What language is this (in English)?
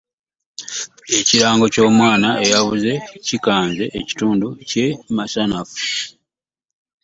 Ganda